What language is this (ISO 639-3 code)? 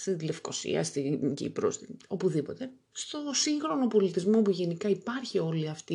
ell